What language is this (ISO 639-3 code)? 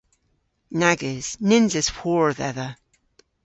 cor